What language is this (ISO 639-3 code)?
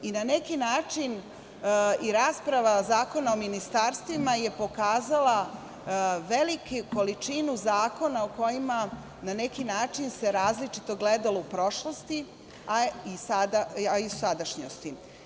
srp